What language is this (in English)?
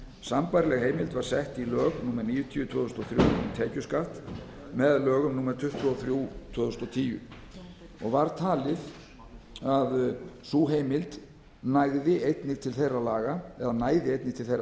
Icelandic